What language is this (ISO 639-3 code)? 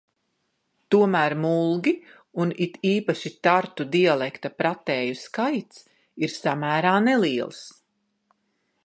lav